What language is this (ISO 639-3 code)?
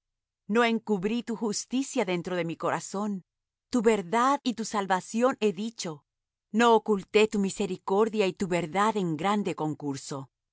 spa